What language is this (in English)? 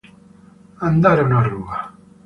Italian